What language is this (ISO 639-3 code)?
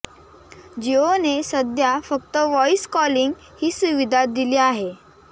mar